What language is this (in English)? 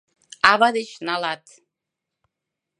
Mari